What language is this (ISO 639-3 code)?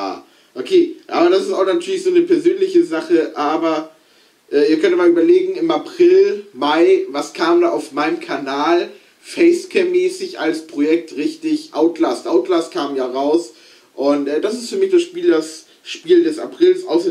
deu